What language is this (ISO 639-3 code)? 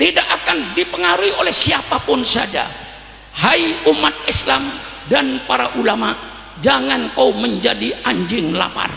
ind